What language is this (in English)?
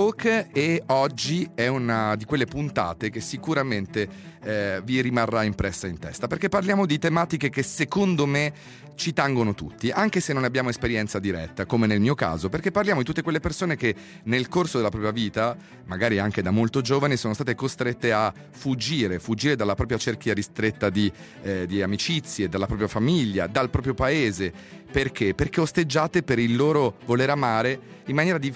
Italian